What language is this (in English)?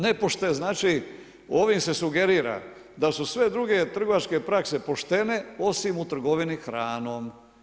Croatian